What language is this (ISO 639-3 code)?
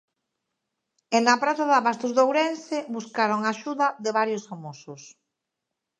glg